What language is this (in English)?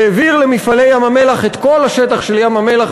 Hebrew